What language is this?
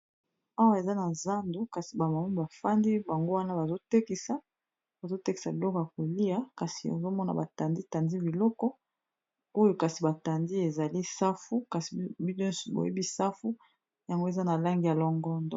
Lingala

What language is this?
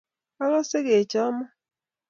Kalenjin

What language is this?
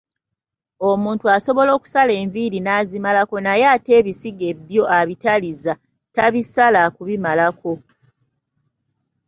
Ganda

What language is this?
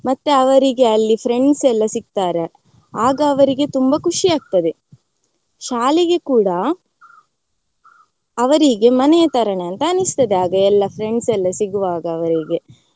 Kannada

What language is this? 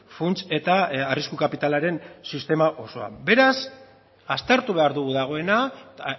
Basque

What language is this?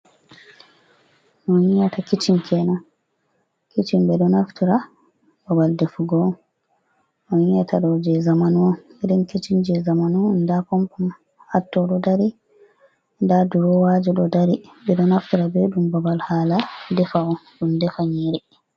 Fula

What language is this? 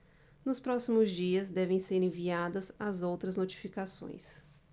Portuguese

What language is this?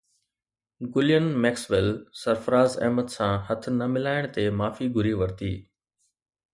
Sindhi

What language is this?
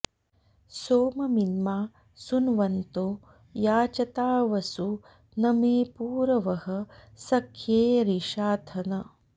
Sanskrit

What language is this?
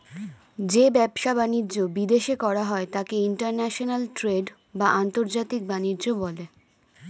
Bangla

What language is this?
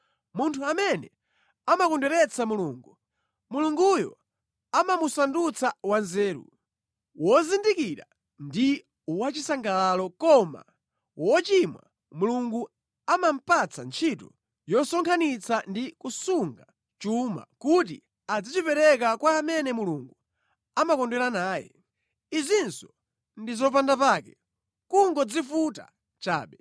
Nyanja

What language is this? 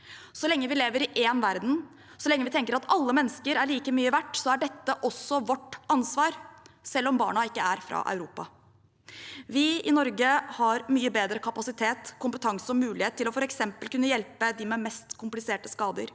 Norwegian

